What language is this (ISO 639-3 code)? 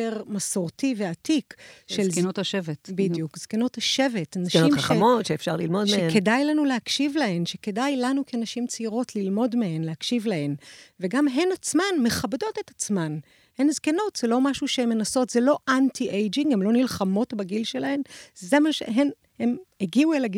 heb